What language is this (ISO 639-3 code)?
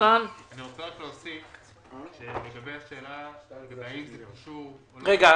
heb